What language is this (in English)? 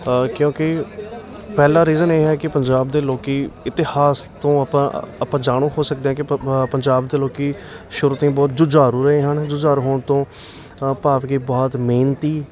Punjabi